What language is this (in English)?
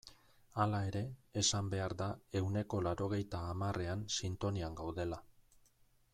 Basque